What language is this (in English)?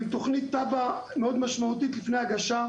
Hebrew